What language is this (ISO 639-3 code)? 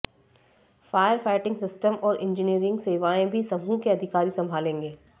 hin